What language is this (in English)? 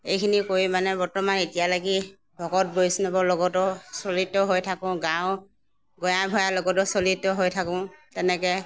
Assamese